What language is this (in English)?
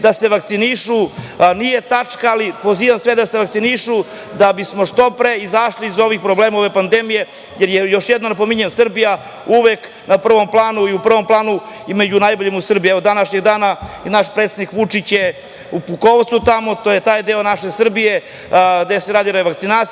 Serbian